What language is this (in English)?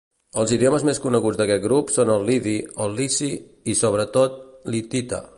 Catalan